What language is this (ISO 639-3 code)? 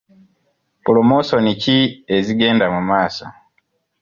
lug